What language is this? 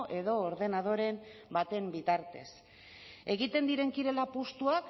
Basque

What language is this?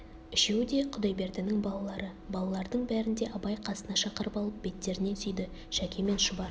Kazakh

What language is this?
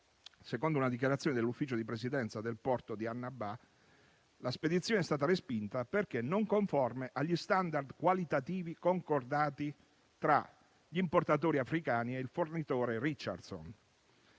Italian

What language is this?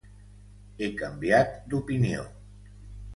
Catalan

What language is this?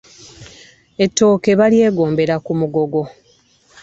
Ganda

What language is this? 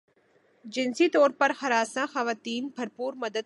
Urdu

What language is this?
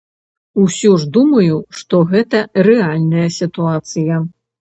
Belarusian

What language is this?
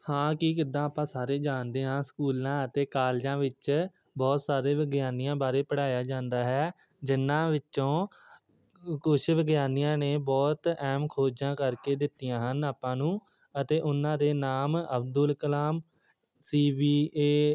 Punjabi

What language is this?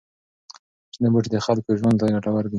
Pashto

